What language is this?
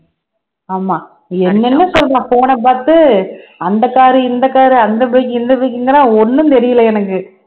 Tamil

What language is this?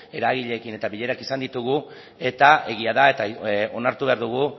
Basque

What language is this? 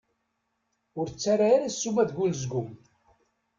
Kabyle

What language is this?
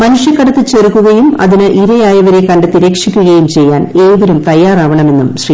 Malayalam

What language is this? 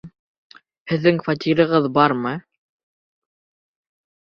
Bashkir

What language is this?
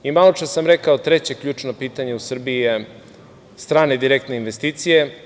Serbian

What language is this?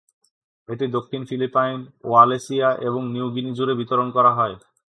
Bangla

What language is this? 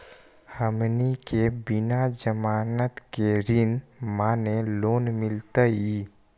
Magahi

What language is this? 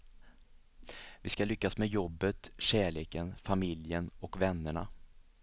Swedish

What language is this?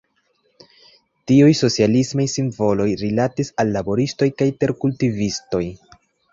Esperanto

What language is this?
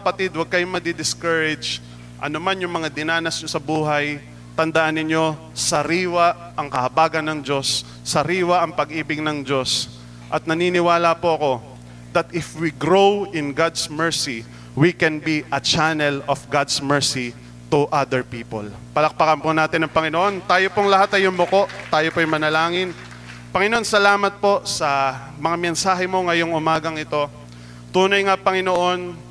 Filipino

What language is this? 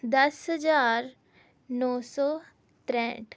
Punjabi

